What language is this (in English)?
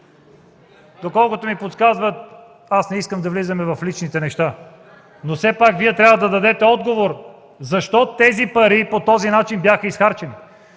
Bulgarian